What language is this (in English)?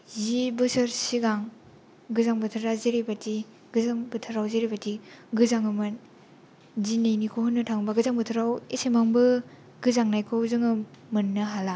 Bodo